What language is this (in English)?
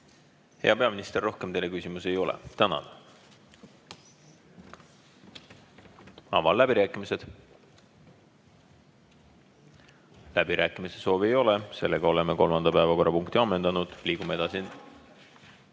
Estonian